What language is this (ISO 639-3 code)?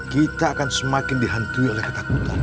ind